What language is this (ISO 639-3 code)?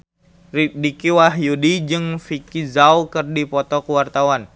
sun